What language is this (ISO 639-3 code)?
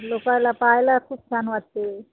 mar